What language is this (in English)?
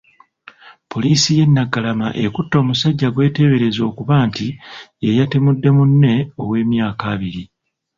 Ganda